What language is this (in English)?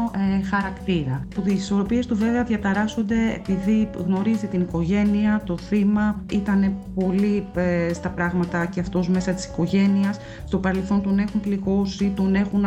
Greek